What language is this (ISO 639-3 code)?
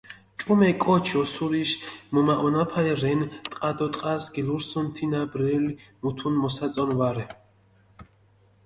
xmf